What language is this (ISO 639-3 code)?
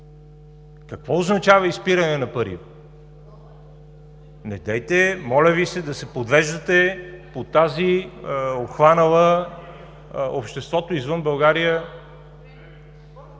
bul